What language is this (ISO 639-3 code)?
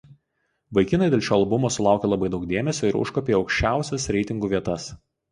lit